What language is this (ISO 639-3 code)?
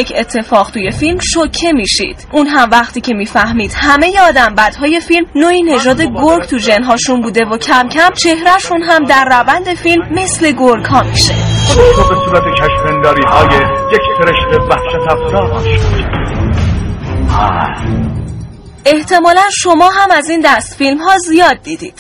fas